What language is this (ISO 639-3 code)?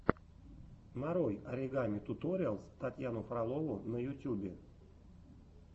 rus